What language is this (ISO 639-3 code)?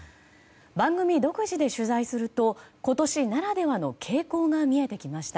jpn